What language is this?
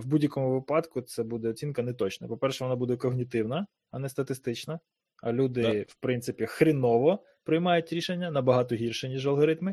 Ukrainian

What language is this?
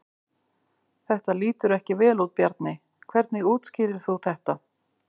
Icelandic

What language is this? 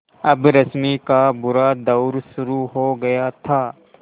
Hindi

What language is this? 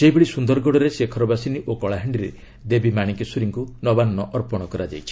Odia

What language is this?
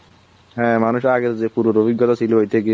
Bangla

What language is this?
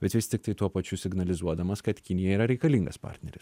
Lithuanian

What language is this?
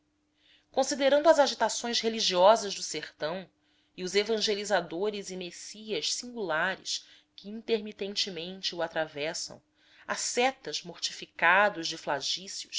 Portuguese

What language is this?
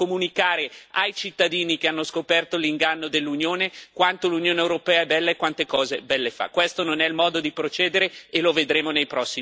Italian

